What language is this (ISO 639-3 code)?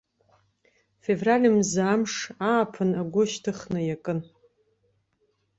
abk